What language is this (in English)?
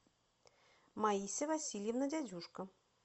Russian